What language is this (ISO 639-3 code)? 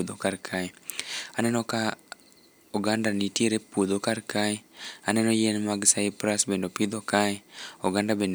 luo